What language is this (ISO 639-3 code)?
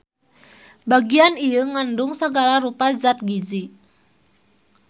sun